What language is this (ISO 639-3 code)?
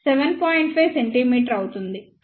tel